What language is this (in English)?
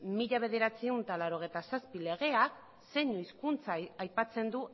Basque